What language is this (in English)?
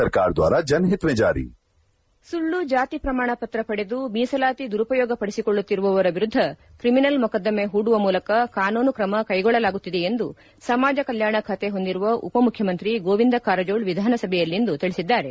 Kannada